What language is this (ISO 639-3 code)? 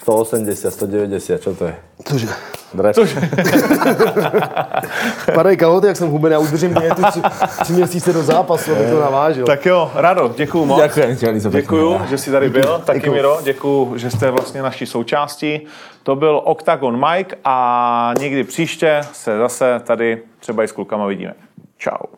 ces